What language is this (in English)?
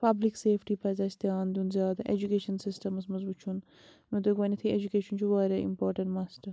Kashmiri